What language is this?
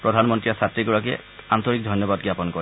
Assamese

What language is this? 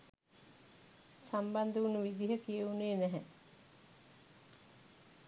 Sinhala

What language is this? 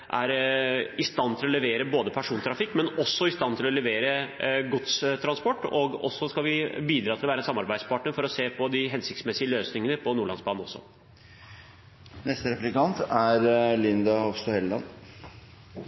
Norwegian Bokmål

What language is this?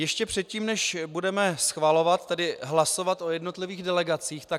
Czech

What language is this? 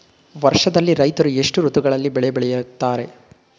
Kannada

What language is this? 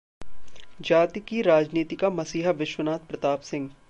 Hindi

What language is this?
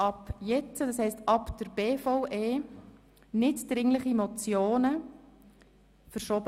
Swiss German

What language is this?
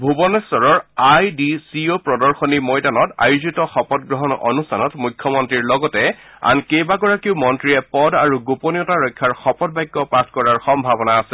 Assamese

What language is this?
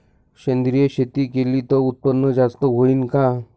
Marathi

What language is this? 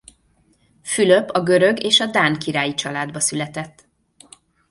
Hungarian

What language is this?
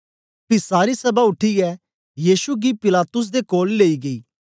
Dogri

